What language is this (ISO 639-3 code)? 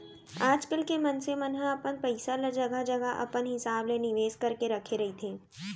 hne